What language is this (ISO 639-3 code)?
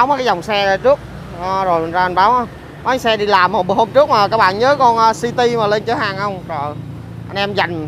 vie